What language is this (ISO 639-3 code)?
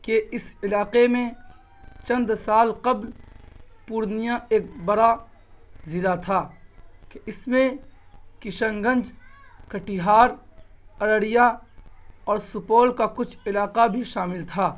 urd